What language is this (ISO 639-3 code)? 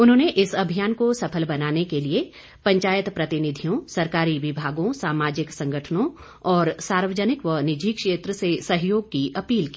hin